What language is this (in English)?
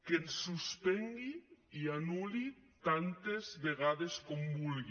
Catalan